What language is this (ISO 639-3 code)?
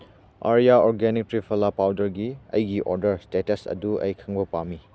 mni